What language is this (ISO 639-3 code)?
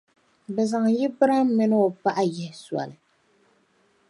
dag